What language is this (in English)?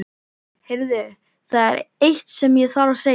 Icelandic